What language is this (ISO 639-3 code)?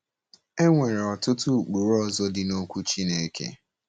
ibo